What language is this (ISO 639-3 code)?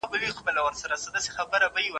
pus